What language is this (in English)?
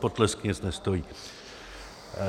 Czech